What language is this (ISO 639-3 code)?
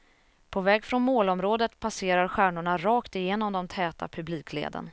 swe